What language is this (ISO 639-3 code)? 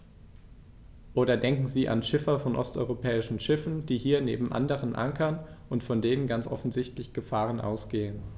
deu